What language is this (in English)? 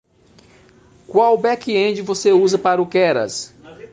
Portuguese